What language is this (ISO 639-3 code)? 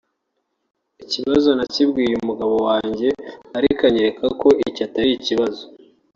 kin